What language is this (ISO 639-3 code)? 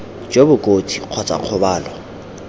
tsn